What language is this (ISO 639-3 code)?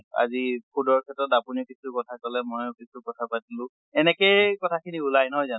asm